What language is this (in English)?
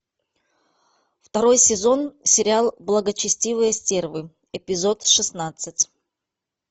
Russian